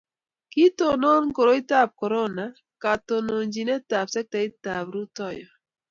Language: Kalenjin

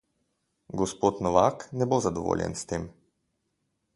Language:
Slovenian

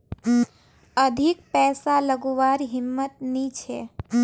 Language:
Magahi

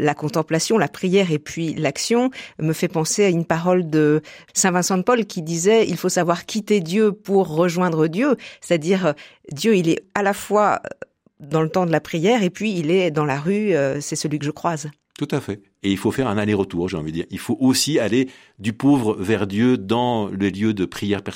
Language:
French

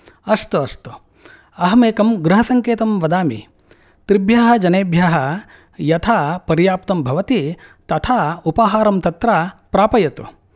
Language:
Sanskrit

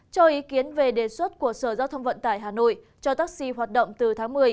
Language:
Vietnamese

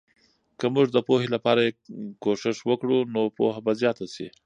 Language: Pashto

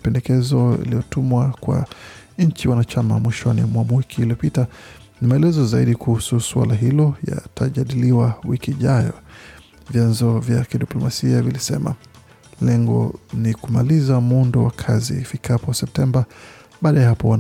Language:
Swahili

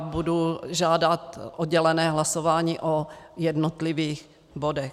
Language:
Czech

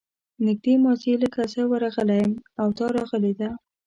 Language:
Pashto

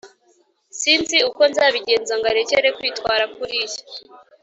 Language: Kinyarwanda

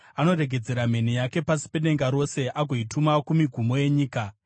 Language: Shona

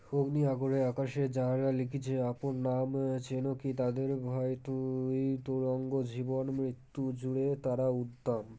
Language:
Bangla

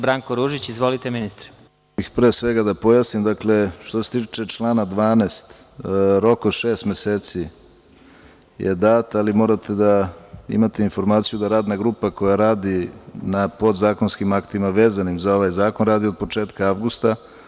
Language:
Serbian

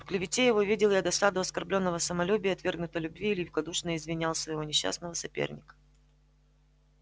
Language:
Russian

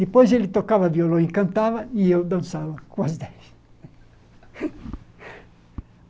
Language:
Portuguese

